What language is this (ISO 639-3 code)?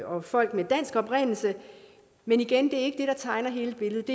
dan